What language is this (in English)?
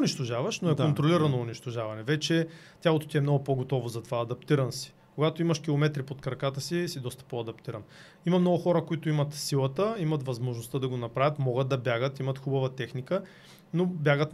Bulgarian